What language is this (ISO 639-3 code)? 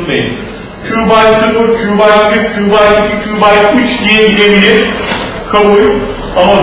tur